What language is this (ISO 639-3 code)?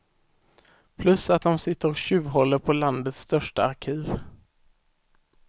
swe